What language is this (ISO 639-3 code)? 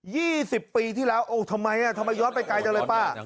tha